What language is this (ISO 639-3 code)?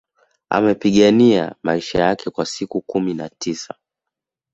swa